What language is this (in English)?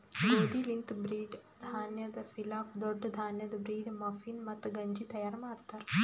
Kannada